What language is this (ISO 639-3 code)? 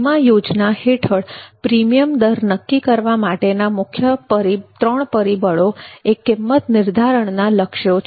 guj